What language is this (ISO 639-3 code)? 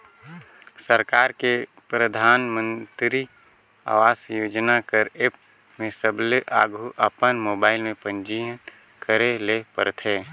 hne